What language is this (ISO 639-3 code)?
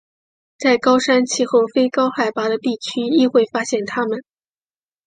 zho